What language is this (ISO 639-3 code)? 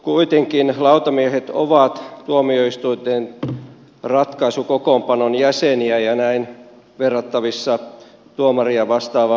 fin